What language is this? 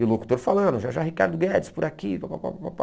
Portuguese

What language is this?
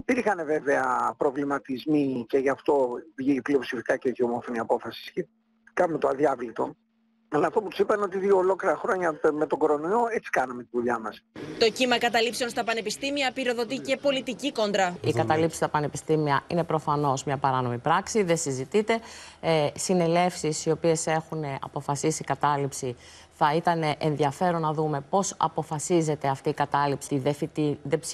Greek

